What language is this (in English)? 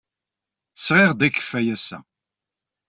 Kabyle